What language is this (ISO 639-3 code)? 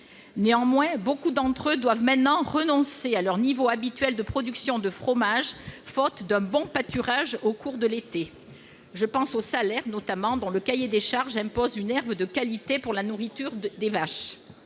fra